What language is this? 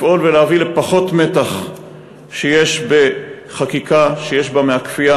Hebrew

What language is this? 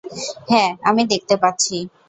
Bangla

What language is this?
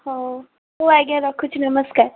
Odia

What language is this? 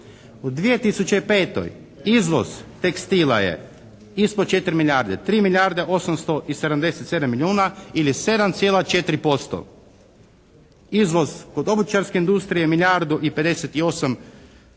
Croatian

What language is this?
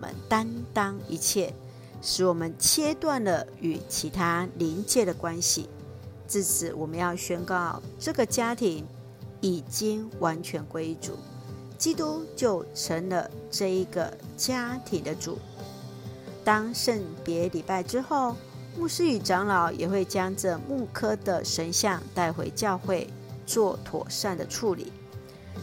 Chinese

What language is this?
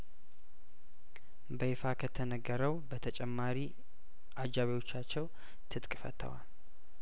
Amharic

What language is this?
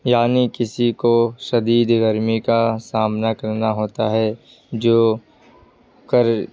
Urdu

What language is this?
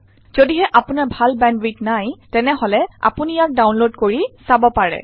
Assamese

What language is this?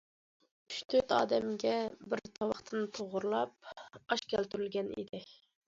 Uyghur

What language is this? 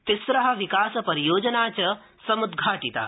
Sanskrit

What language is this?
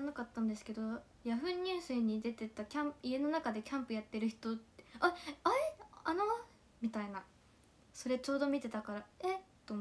Japanese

